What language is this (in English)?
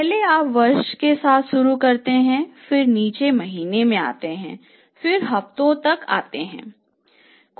Hindi